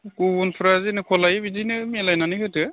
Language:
Bodo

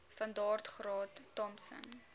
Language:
Afrikaans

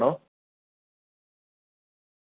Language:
Malayalam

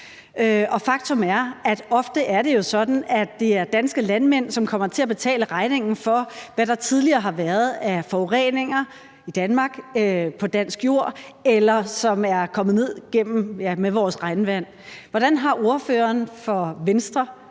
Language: Danish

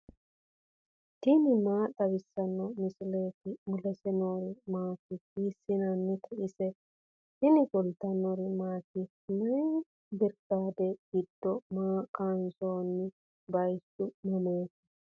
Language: Sidamo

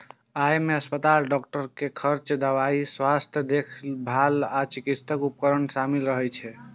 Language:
Maithili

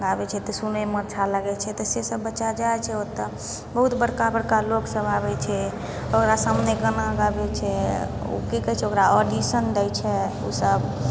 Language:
Maithili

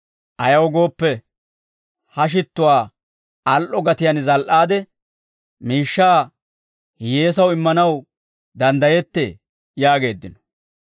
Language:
Dawro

